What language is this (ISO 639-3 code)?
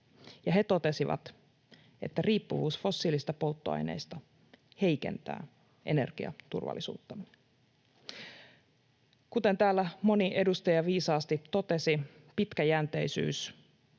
fin